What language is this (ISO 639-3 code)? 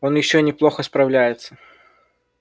rus